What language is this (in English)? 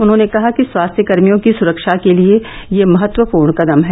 Hindi